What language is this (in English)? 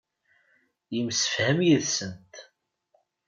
Kabyle